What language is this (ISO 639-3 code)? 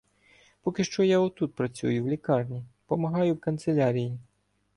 ukr